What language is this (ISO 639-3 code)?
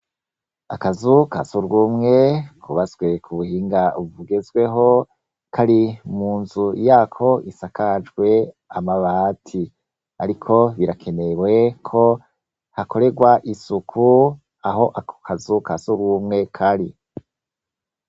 run